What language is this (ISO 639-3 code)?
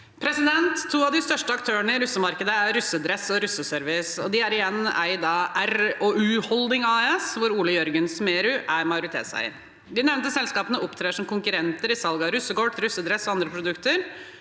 nor